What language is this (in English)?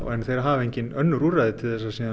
Icelandic